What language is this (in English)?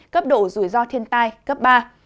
Vietnamese